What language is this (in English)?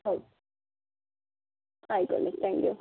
Malayalam